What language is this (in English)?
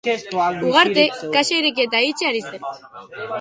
Basque